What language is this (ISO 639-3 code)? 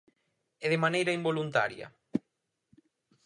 glg